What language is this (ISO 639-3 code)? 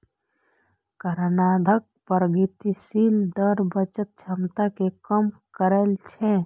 mai